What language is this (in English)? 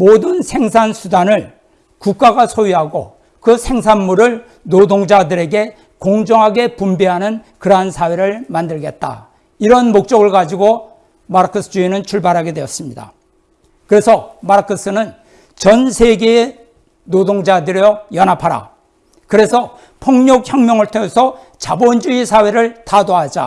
Korean